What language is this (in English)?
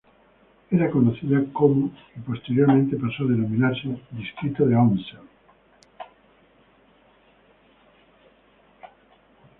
Spanish